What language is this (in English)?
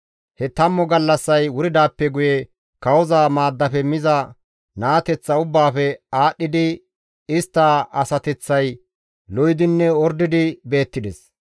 Gamo